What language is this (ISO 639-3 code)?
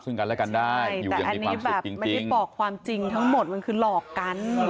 tha